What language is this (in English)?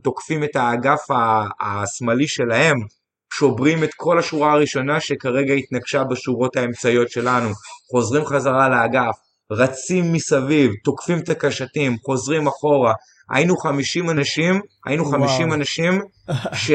Hebrew